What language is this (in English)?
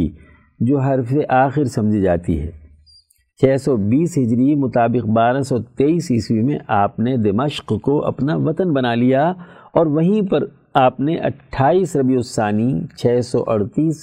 Urdu